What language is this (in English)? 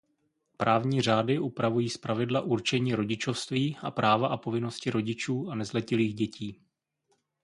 Czech